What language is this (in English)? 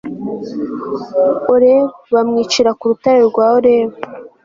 Kinyarwanda